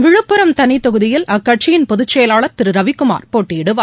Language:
Tamil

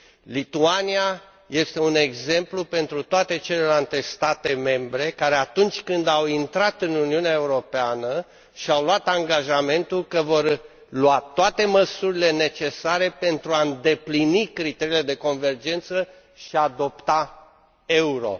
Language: Romanian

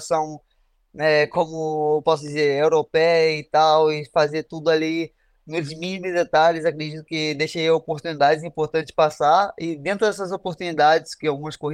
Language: Portuguese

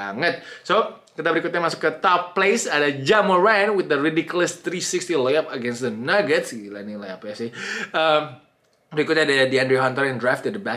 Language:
Indonesian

